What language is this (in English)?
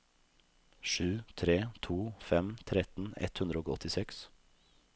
Norwegian